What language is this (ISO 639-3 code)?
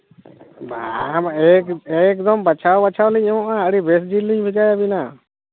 sat